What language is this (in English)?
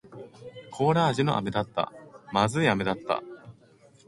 Japanese